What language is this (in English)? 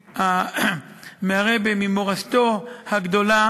Hebrew